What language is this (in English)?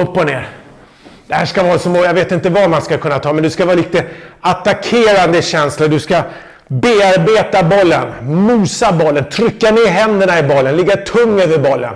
Swedish